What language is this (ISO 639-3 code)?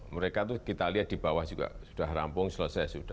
ind